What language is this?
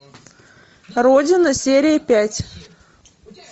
Russian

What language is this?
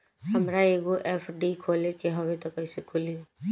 Bhojpuri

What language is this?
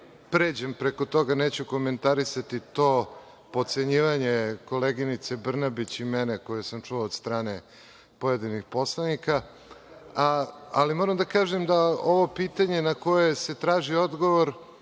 Serbian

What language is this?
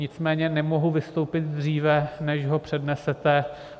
Czech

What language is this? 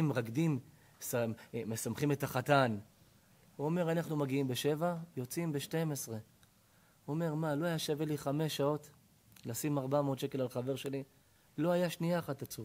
Hebrew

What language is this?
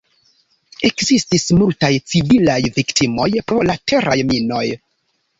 Esperanto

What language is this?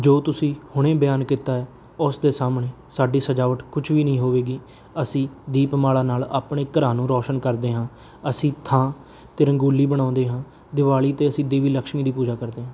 Punjabi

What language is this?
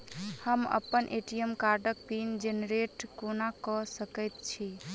Maithili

